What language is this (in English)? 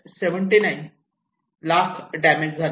Marathi